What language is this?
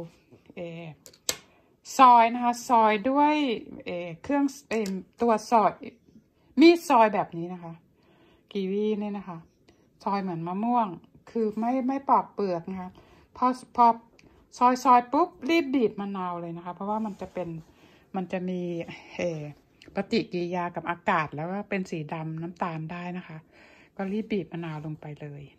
Thai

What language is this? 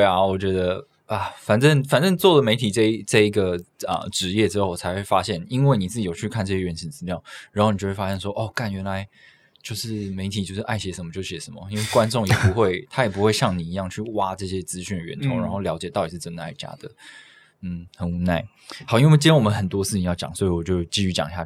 Chinese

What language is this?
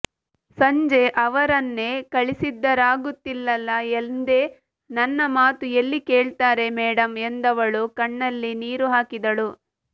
Kannada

